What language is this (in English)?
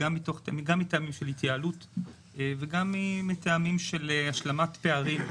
Hebrew